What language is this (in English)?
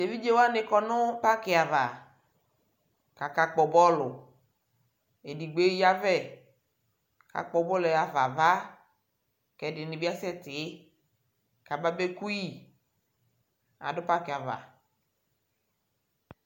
Ikposo